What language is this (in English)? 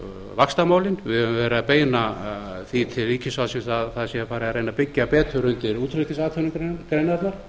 Icelandic